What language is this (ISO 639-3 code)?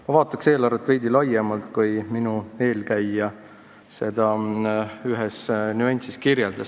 est